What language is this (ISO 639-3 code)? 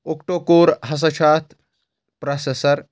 kas